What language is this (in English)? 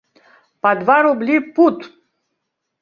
Belarusian